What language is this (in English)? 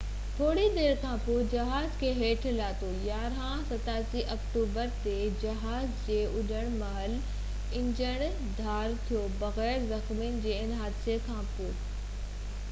Sindhi